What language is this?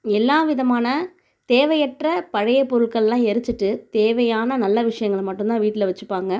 Tamil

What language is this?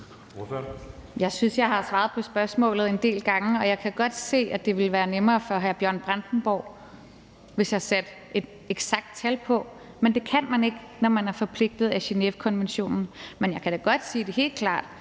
Danish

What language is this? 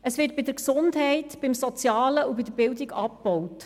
Swiss German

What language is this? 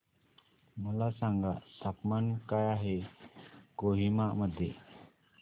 Marathi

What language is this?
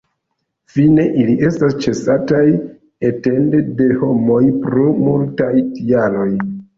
Esperanto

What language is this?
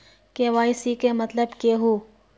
Magahi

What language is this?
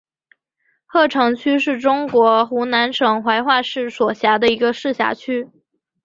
Chinese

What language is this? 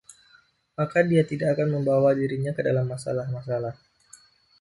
Indonesian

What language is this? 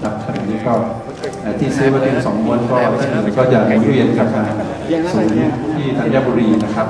Thai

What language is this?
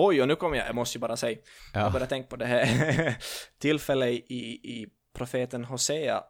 Swedish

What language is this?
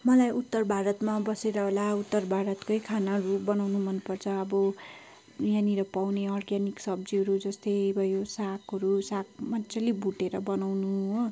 Nepali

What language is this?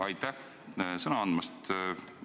Estonian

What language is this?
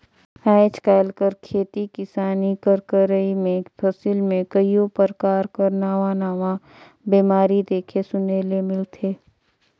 Chhattisgarhi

